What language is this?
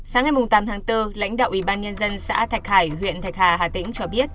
Vietnamese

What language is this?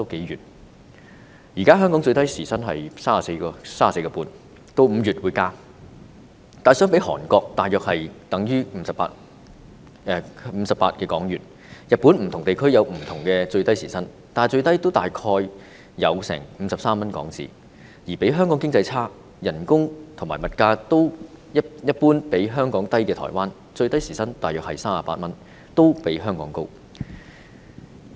Cantonese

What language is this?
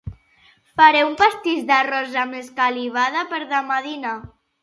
Catalan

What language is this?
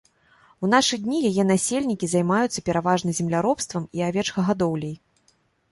Belarusian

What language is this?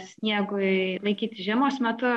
Lithuanian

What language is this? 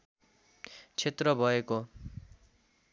Nepali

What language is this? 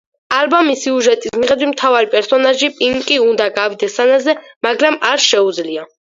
Georgian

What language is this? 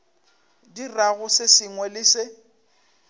Northern Sotho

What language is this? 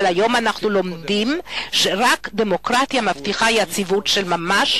Hebrew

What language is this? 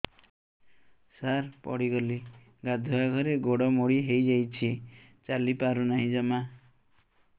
Odia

